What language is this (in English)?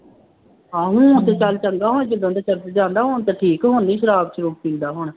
Punjabi